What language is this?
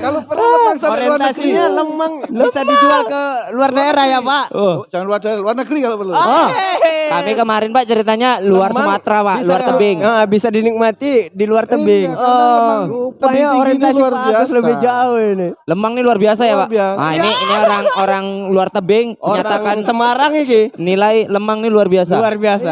Indonesian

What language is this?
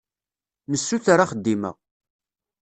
Kabyle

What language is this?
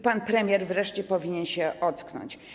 Polish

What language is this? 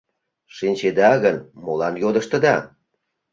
Mari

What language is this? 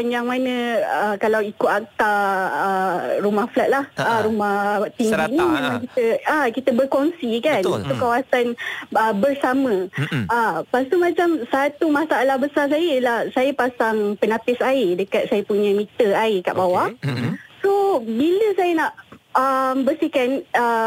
Malay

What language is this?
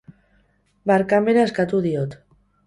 Basque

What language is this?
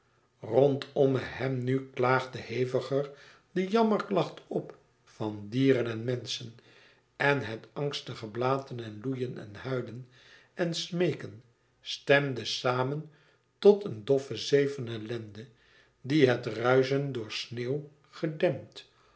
Dutch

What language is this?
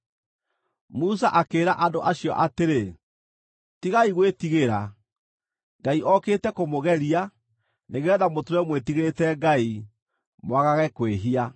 Kikuyu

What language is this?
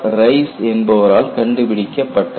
Tamil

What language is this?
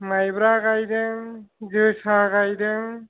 Bodo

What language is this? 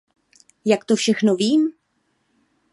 Czech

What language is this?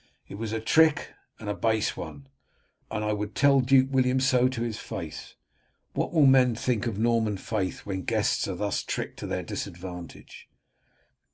English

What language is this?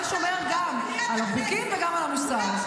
Hebrew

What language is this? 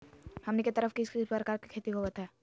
Magahi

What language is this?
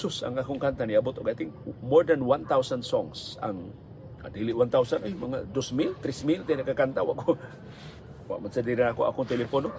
Filipino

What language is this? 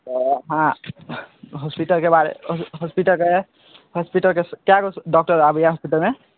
Maithili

